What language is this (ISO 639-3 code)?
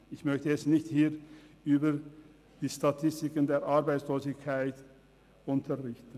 gsw